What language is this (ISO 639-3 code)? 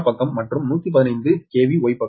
tam